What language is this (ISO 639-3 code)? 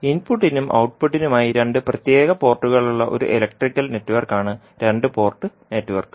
mal